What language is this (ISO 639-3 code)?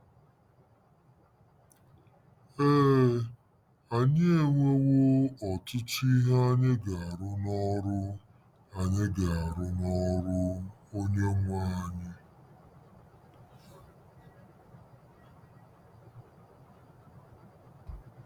ibo